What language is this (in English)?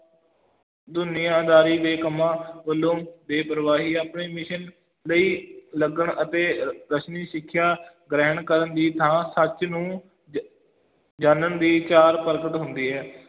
Punjabi